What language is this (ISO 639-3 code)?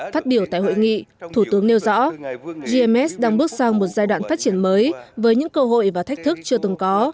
vie